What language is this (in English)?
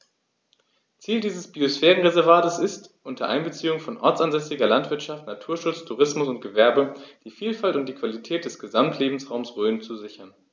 German